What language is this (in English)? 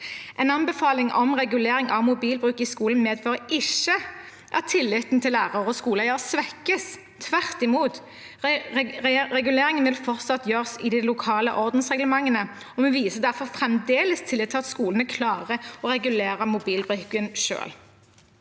Norwegian